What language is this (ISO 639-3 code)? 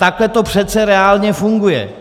ces